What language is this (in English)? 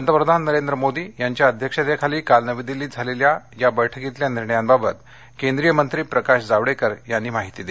Marathi